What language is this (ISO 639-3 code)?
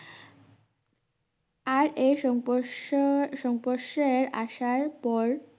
ben